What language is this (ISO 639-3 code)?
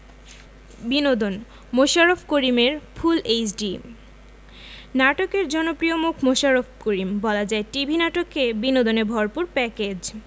ben